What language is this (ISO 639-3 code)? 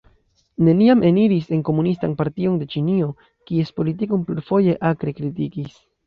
epo